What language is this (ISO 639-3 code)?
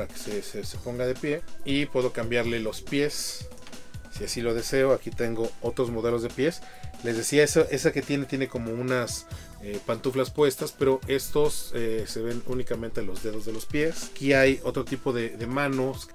spa